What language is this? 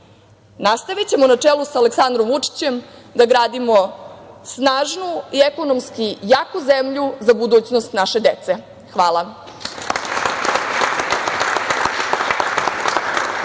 Serbian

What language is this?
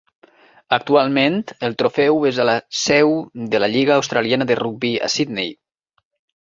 Catalan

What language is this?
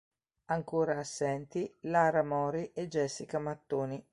Italian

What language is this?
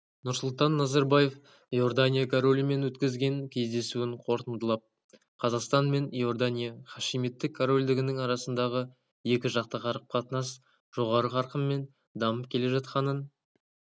Kazakh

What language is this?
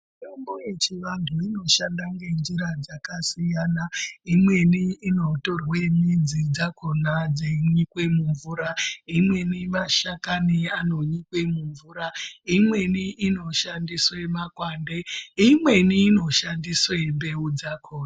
Ndau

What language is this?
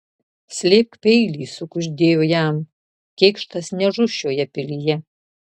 Lithuanian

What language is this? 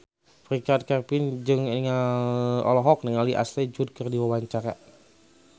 Sundanese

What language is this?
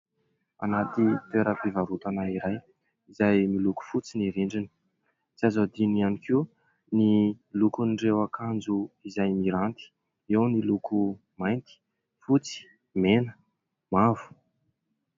Malagasy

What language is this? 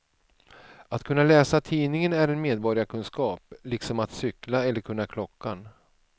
Swedish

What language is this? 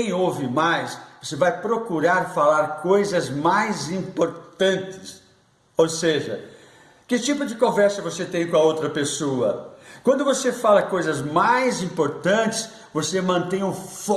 Portuguese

